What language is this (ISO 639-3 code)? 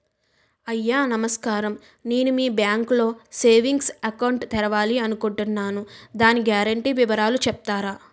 tel